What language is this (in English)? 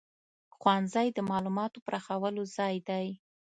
Pashto